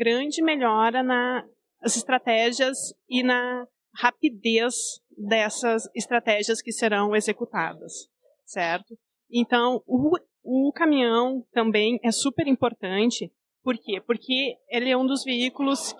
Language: Portuguese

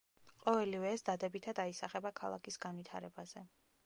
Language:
Georgian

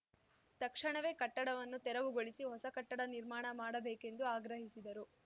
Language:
Kannada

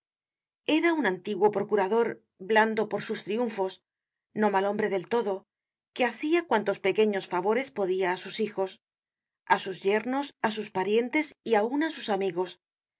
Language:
Spanish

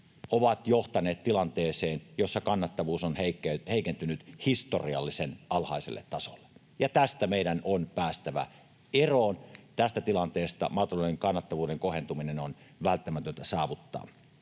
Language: Finnish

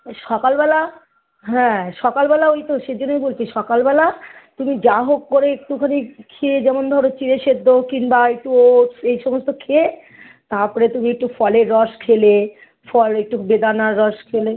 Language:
Bangla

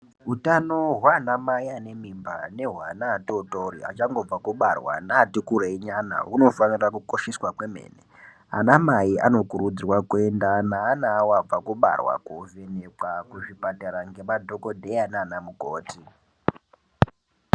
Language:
Ndau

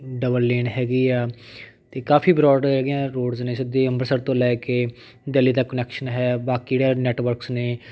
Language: Punjabi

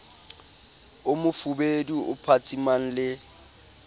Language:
Southern Sotho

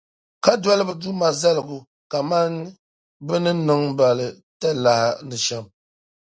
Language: Dagbani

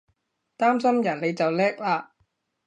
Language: Cantonese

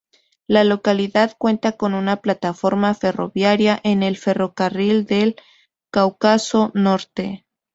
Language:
Spanish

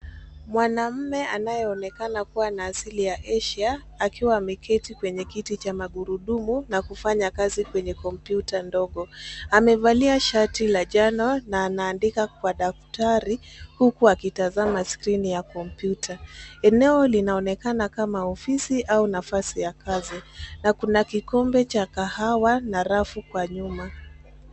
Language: Swahili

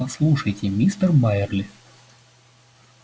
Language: Russian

